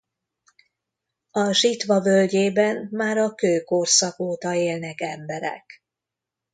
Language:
Hungarian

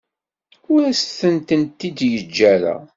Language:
Kabyle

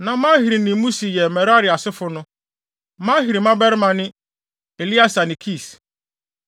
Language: Akan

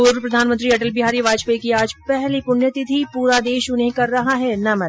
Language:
Hindi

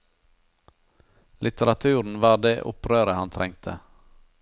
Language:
Norwegian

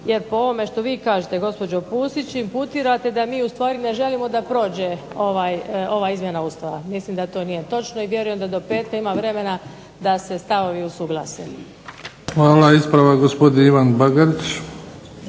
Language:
Croatian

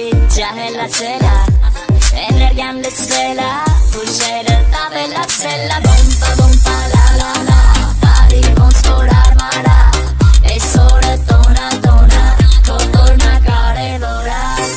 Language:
Romanian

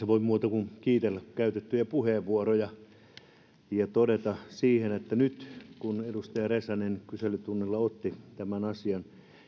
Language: Finnish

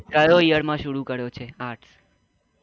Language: Gujarati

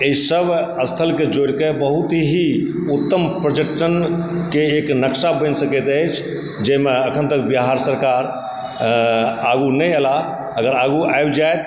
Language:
Maithili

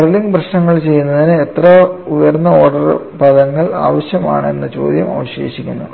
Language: Malayalam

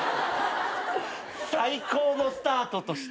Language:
Japanese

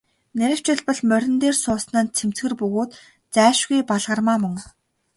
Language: Mongolian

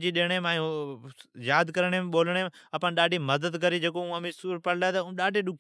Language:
Od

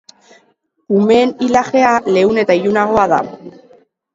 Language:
Basque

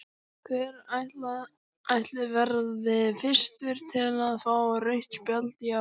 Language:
Icelandic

